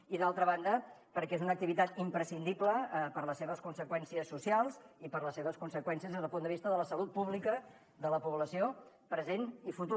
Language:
Catalan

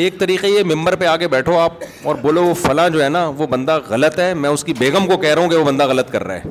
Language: Urdu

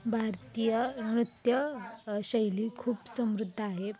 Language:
Marathi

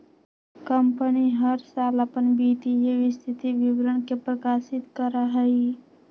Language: Magahi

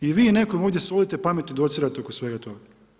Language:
Croatian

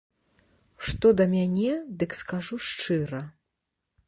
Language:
Belarusian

